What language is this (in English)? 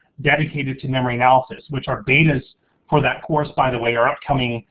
English